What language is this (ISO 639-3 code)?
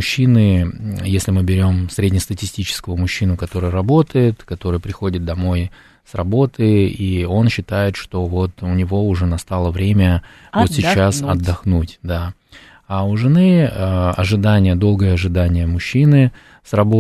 rus